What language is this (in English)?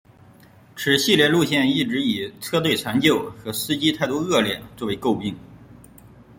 Chinese